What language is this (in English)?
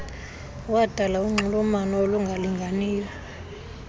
Xhosa